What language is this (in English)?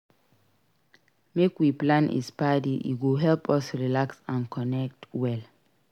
Nigerian Pidgin